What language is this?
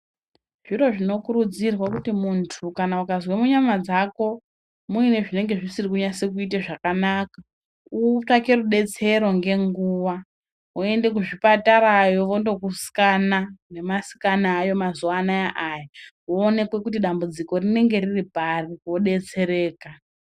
Ndau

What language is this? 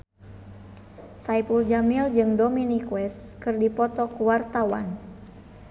Sundanese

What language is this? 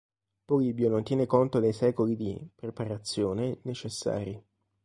Italian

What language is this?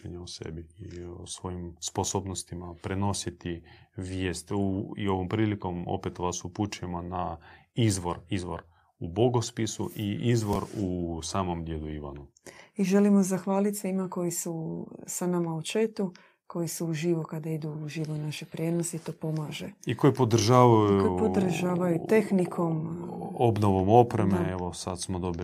Croatian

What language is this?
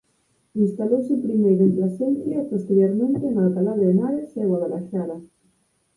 Galician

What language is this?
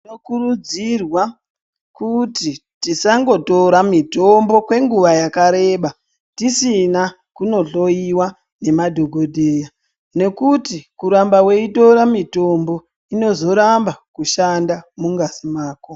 Ndau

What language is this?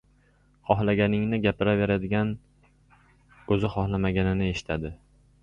Uzbek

